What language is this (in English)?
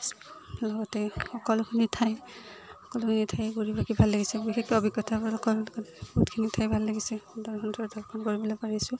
Assamese